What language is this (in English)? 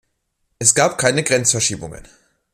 German